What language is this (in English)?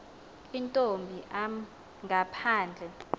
Xhosa